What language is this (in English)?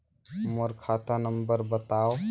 Chhattisgarhi